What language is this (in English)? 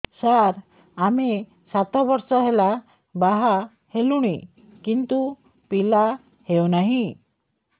Odia